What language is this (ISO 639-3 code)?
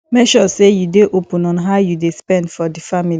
pcm